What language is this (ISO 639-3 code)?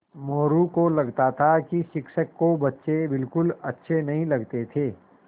hin